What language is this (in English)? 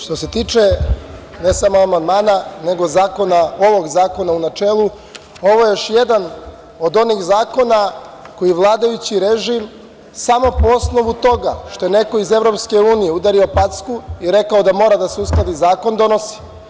Serbian